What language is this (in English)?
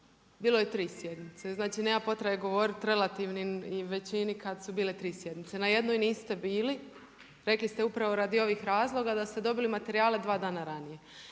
Croatian